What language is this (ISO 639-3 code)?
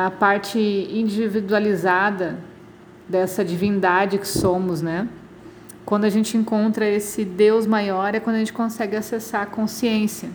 por